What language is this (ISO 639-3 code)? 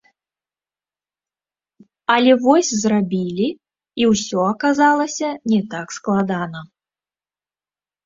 bel